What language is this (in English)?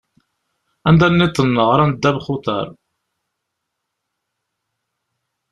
Kabyle